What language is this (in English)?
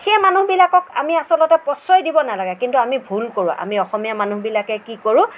Assamese